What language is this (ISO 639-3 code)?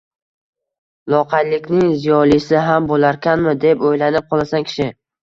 uzb